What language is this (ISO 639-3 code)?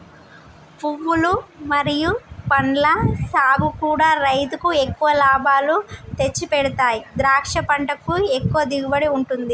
tel